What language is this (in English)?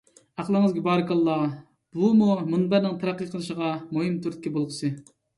Uyghur